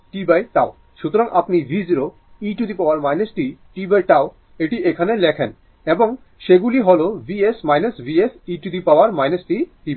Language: Bangla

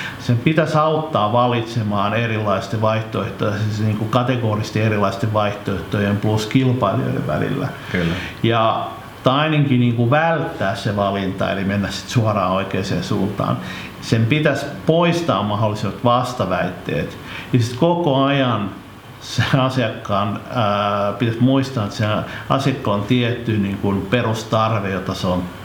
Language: Finnish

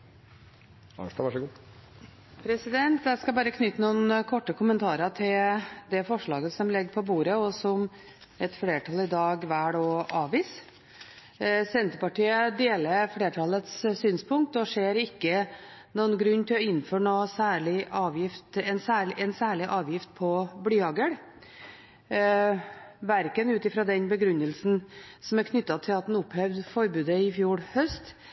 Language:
Norwegian Bokmål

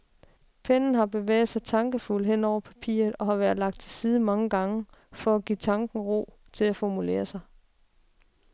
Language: Danish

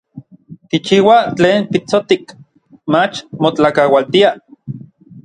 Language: Orizaba Nahuatl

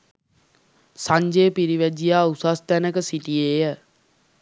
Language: Sinhala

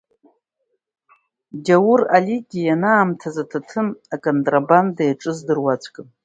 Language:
Abkhazian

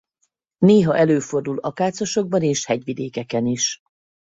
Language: Hungarian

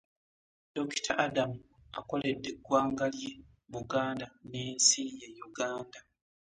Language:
Ganda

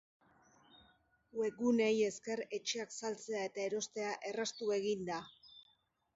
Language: Basque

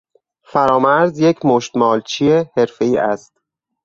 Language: Persian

